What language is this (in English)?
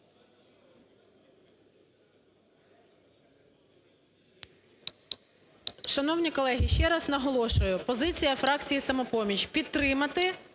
Ukrainian